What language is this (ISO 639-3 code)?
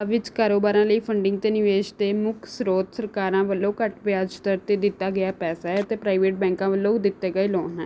pan